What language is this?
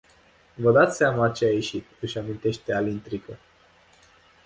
Romanian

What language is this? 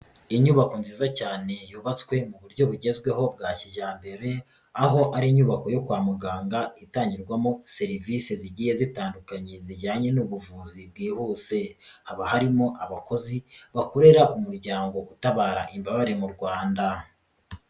Kinyarwanda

